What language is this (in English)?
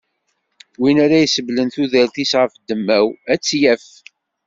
Kabyle